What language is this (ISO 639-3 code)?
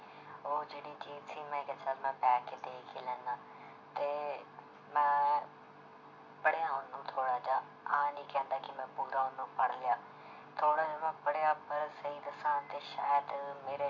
pan